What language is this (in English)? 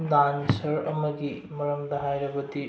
Manipuri